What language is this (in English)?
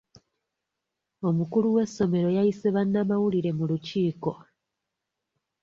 Ganda